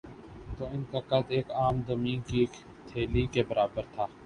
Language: Urdu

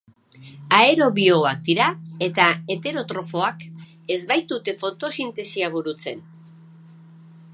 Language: Basque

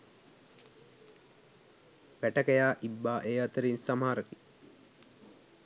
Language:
Sinhala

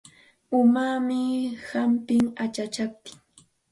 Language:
Santa Ana de Tusi Pasco Quechua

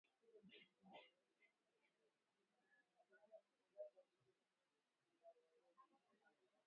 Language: Swahili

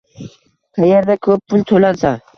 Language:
Uzbek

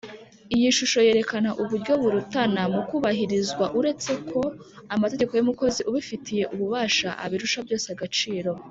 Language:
Kinyarwanda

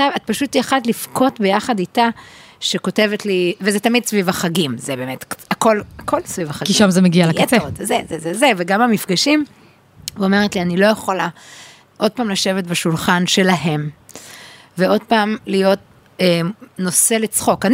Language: Hebrew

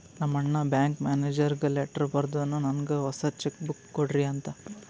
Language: Kannada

